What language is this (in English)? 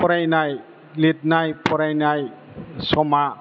Bodo